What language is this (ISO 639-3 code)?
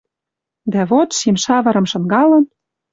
mrj